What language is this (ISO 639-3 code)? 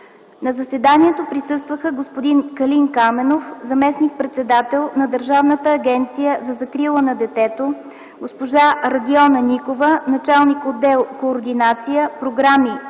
bul